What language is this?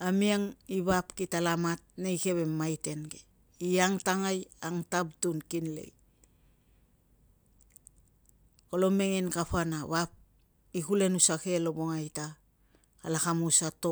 Tungag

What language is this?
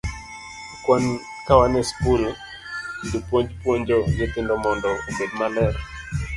Luo (Kenya and Tanzania)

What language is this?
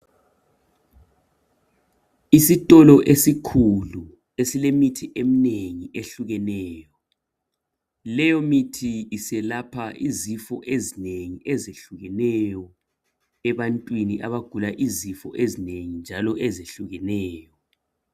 North Ndebele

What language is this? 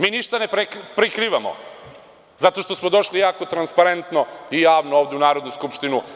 Serbian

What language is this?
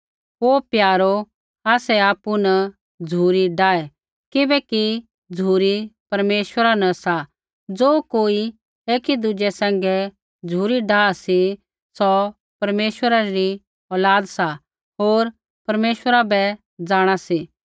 Kullu Pahari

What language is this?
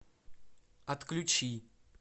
Russian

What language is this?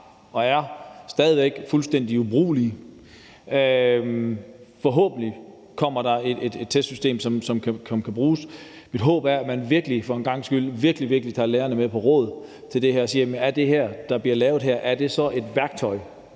Danish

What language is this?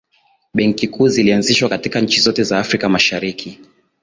Swahili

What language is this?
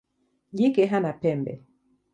Swahili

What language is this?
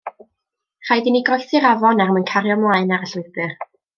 Welsh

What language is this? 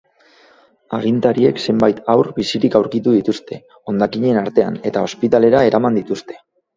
Basque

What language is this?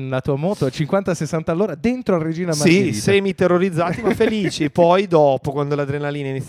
Italian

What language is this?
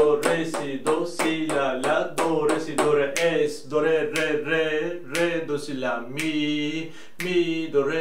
Turkish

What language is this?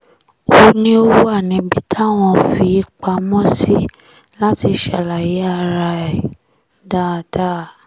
Yoruba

